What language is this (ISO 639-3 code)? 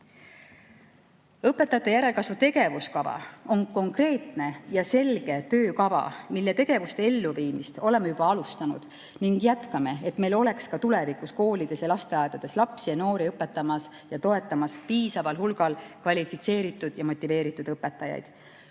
est